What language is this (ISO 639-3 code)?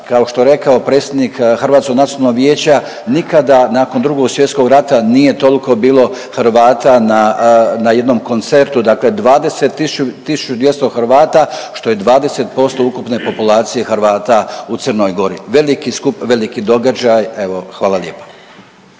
hrv